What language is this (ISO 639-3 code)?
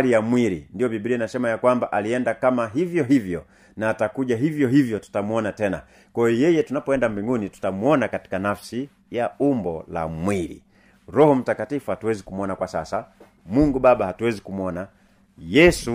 swa